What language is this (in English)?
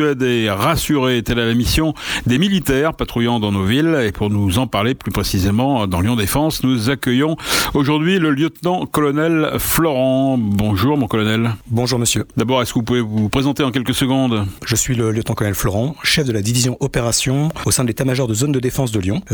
French